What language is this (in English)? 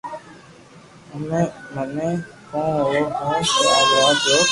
Loarki